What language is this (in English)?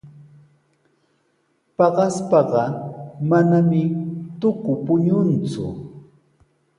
Sihuas Ancash Quechua